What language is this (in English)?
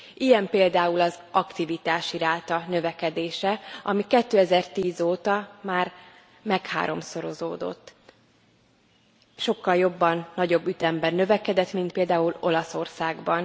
Hungarian